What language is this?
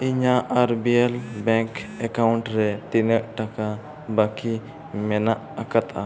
Santali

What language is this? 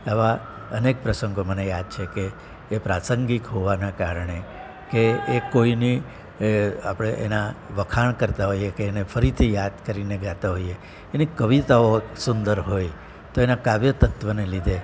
Gujarati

